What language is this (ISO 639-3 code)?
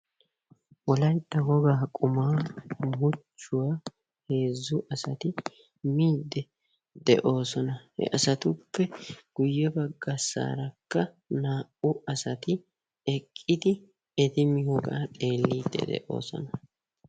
wal